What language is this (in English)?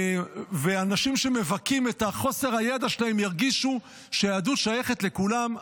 Hebrew